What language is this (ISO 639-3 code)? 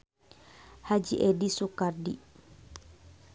sun